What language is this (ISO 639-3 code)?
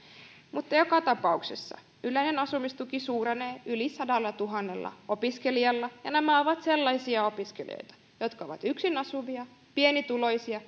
fin